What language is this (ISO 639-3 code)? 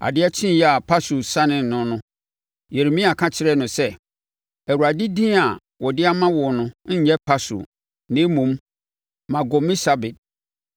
aka